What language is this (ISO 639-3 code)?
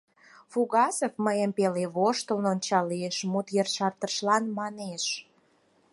chm